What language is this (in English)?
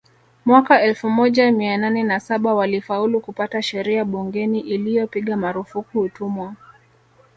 Swahili